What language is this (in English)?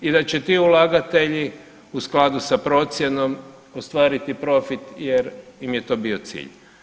Croatian